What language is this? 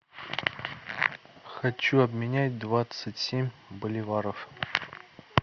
Russian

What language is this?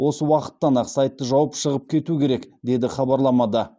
Kazakh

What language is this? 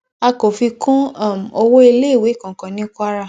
Yoruba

